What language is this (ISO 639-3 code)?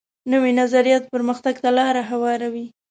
pus